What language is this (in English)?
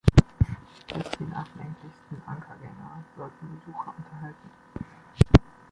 German